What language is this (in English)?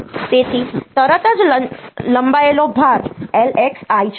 Gujarati